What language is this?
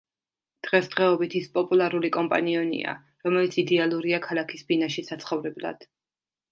Georgian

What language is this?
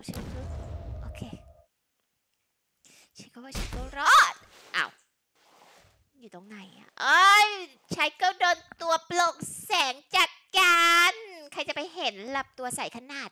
Thai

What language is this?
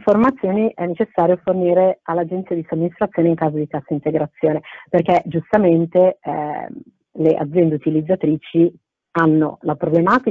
Italian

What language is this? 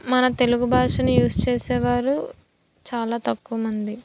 Telugu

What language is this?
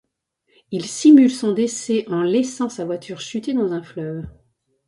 French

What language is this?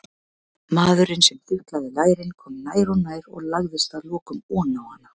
Icelandic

